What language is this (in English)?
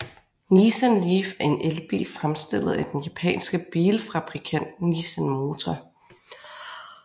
Danish